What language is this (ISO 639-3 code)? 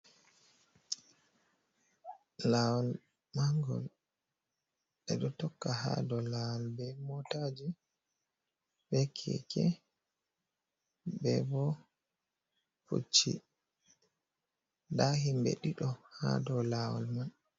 ful